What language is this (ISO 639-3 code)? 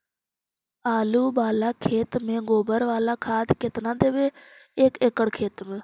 mag